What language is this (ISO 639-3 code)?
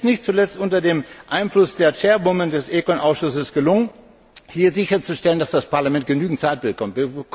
deu